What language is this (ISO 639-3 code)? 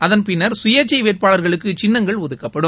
tam